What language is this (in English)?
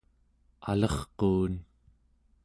Central Yupik